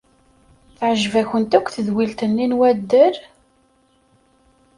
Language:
Kabyle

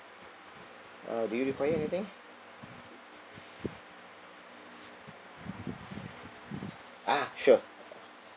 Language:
English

